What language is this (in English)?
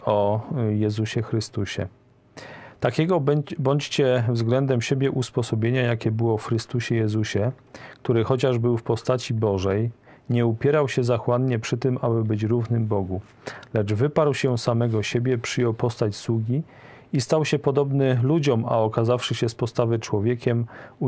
Polish